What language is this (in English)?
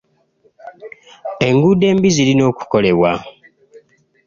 Ganda